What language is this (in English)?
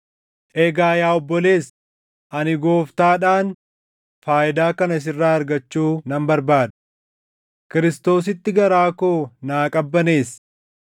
Oromo